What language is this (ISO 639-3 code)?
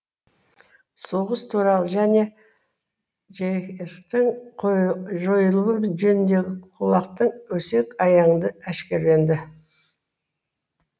kaz